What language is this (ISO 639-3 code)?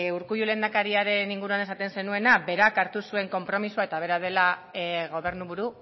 eus